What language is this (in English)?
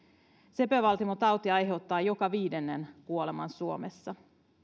Finnish